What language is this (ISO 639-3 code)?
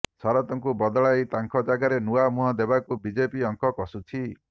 ori